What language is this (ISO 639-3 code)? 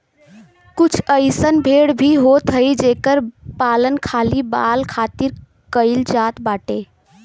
bho